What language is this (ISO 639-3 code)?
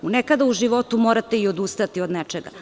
srp